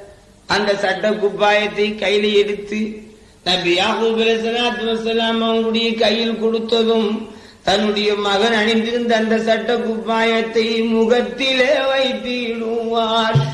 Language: Tamil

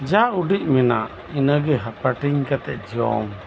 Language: Santali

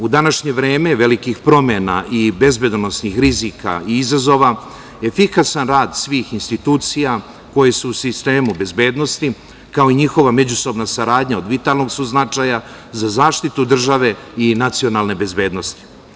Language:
Serbian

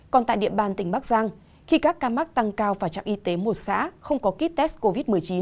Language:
Vietnamese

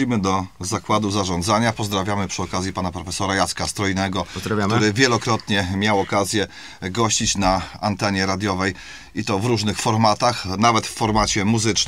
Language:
Polish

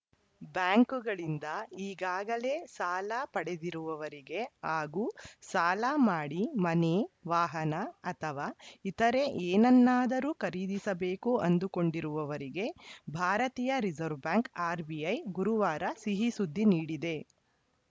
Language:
Kannada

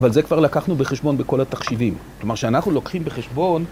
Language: Hebrew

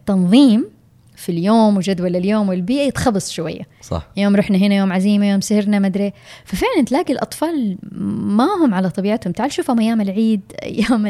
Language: Arabic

